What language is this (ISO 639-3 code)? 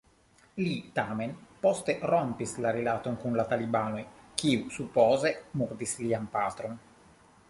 epo